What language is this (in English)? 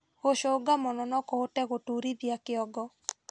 Kikuyu